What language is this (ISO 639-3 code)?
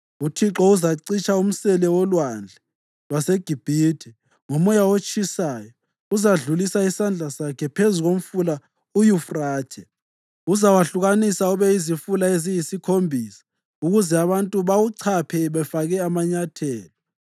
nde